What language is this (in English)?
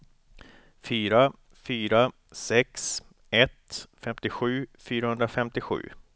Swedish